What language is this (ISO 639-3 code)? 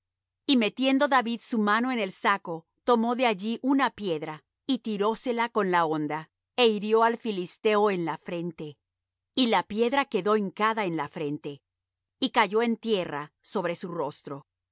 spa